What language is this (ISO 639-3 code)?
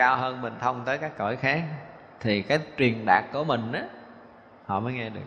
vie